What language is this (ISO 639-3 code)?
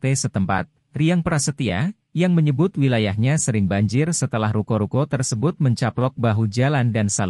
ind